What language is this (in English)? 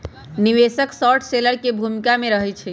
Magahi